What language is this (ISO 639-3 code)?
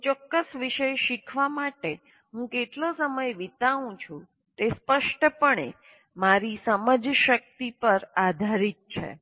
guj